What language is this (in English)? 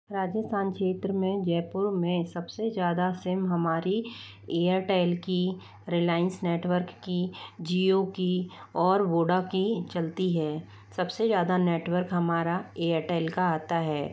Hindi